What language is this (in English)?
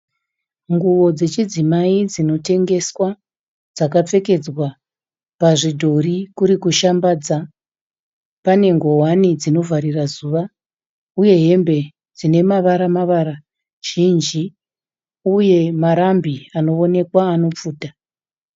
Shona